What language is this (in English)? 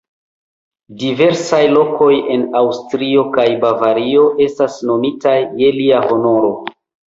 Esperanto